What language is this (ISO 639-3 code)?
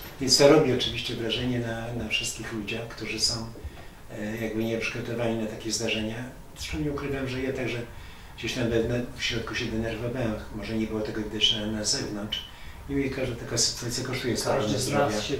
pol